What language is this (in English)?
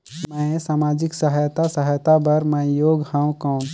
Chhattisgarhi